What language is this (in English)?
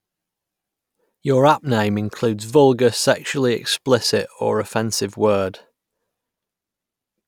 English